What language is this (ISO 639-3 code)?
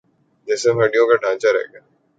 urd